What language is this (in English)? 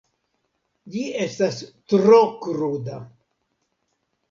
Esperanto